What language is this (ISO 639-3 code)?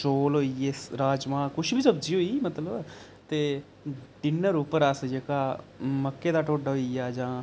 doi